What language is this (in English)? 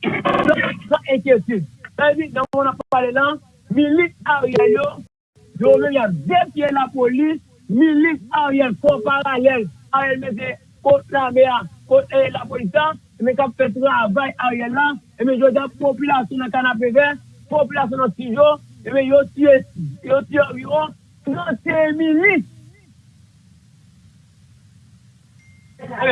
French